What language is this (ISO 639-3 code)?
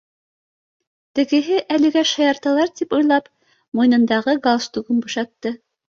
bak